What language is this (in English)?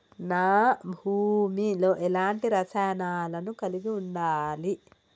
Telugu